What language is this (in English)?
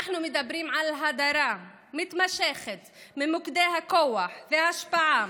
Hebrew